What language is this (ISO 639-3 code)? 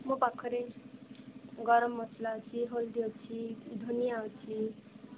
ori